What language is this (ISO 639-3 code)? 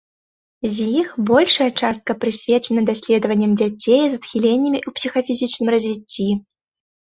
bel